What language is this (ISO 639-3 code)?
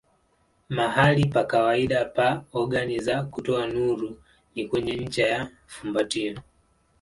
swa